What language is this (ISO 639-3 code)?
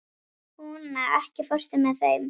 isl